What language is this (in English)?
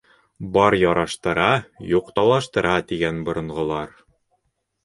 Bashkir